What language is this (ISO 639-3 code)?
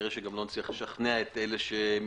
heb